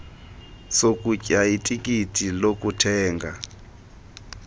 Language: Xhosa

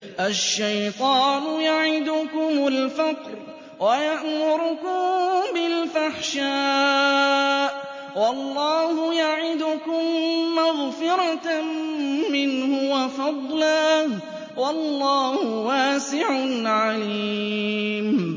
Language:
Arabic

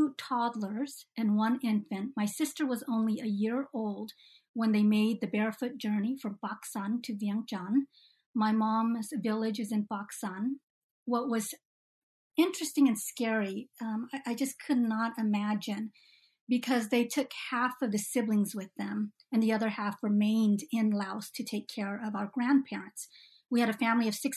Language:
English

